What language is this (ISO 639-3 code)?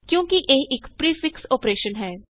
pan